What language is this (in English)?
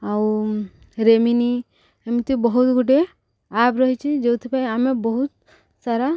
Odia